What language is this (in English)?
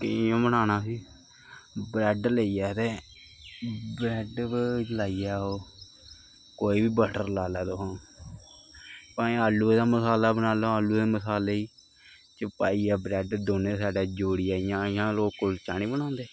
Dogri